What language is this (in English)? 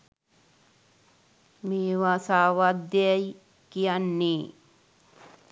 Sinhala